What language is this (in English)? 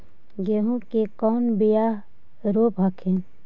Magahi